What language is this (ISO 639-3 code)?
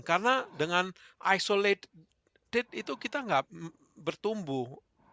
ind